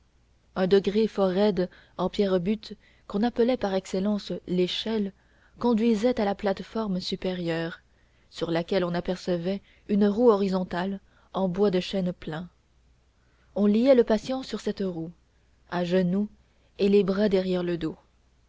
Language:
French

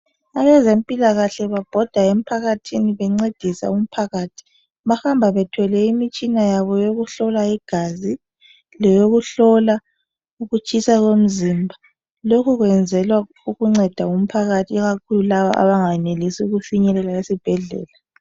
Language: North Ndebele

